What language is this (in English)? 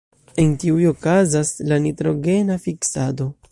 Esperanto